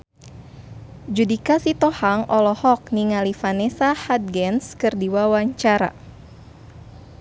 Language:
Sundanese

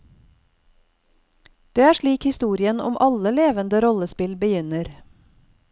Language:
Norwegian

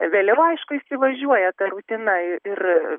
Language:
Lithuanian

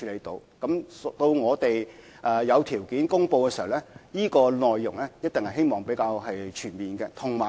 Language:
Cantonese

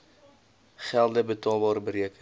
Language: Afrikaans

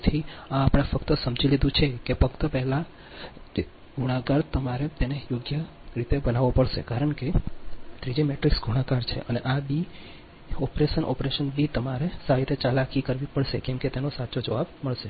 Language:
Gujarati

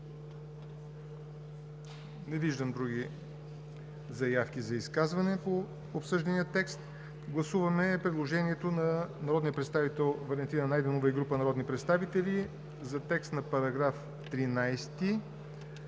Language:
Bulgarian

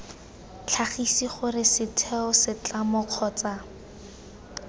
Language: Tswana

